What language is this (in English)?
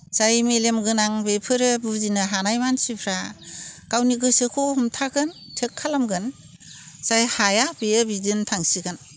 Bodo